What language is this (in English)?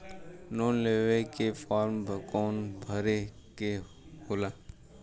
Bhojpuri